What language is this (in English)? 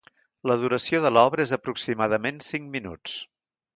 Catalan